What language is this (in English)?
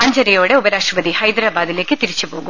Malayalam